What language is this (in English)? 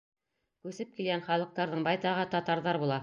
Bashkir